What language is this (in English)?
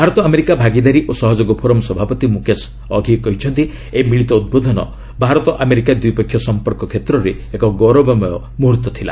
Odia